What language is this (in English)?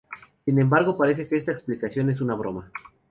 Spanish